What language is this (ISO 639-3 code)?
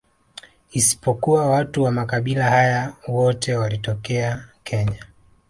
swa